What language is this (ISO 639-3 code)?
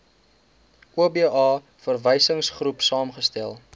afr